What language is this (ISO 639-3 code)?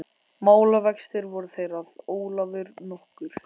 isl